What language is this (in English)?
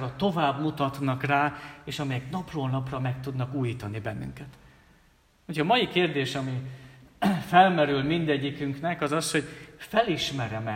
Hungarian